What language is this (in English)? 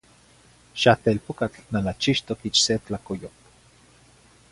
Zacatlán-Ahuacatlán-Tepetzintla Nahuatl